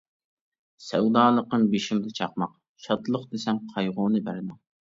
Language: Uyghur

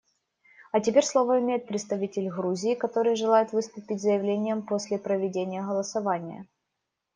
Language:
Russian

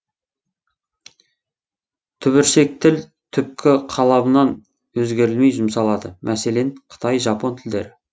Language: Kazakh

